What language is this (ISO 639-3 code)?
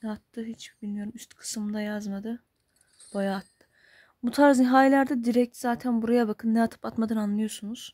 tur